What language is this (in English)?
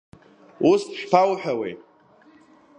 Abkhazian